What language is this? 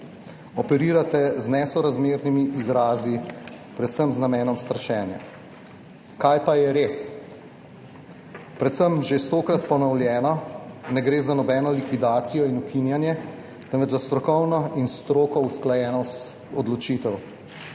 Slovenian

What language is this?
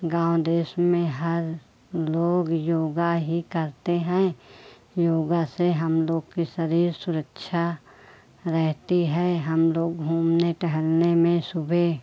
Hindi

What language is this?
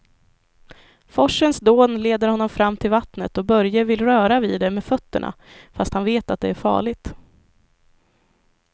Swedish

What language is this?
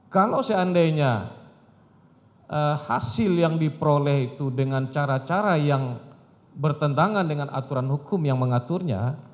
Indonesian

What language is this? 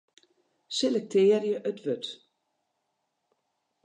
Western Frisian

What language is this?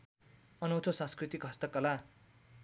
Nepali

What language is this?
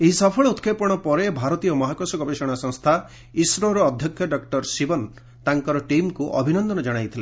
Odia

